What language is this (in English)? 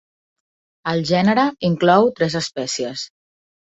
Catalan